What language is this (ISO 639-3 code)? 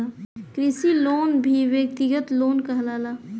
bho